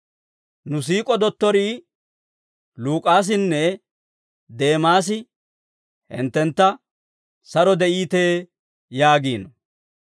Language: Dawro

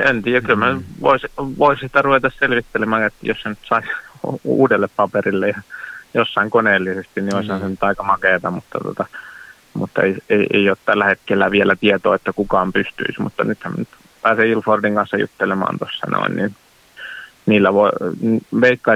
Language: Finnish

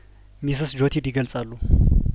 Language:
Amharic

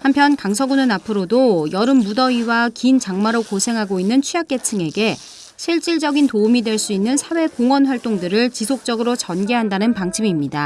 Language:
Korean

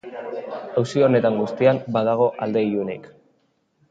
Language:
Basque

